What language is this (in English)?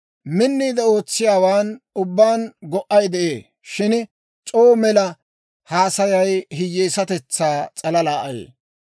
Dawro